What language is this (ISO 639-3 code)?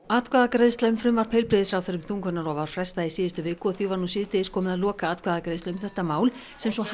isl